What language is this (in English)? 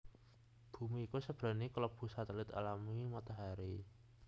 Javanese